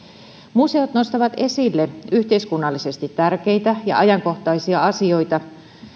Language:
Finnish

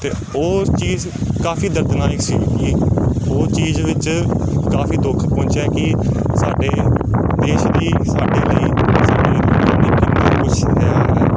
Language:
Punjabi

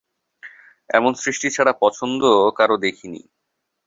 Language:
Bangla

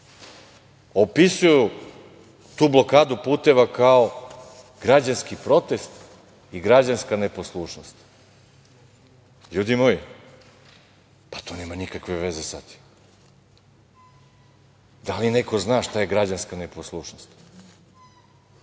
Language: Serbian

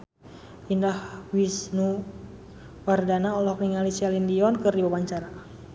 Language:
Sundanese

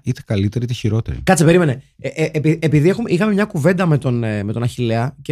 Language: Greek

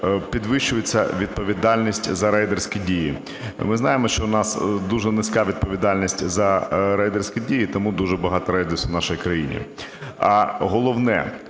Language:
Ukrainian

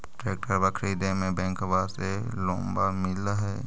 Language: Magahi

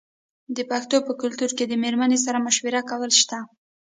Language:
Pashto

